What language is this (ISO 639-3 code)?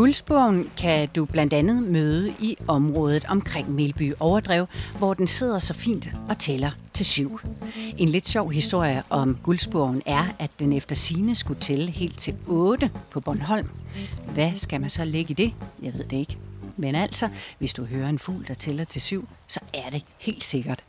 dan